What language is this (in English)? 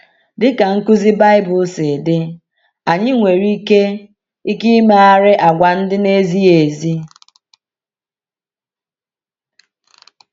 Igbo